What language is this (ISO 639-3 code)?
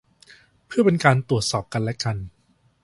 tha